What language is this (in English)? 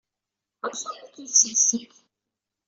Kabyle